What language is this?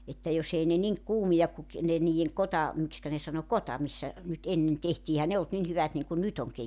Finnish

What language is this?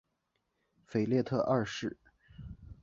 Chinese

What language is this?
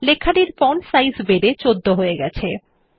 Bangla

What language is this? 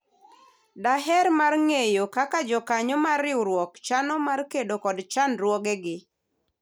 Luo (Kenya and Tanzania)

